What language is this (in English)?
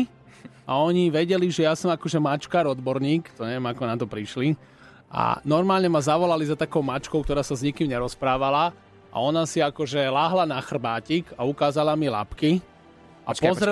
Slovak